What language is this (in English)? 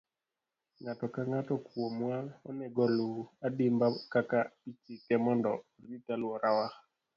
Luo (Kenya and Tanzania)